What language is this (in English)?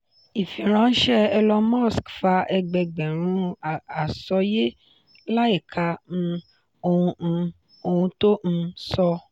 Yoruba